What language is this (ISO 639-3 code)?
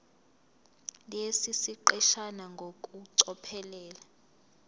zul